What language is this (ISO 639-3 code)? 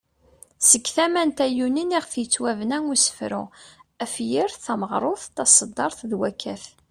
kab